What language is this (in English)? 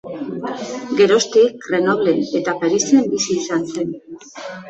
Basque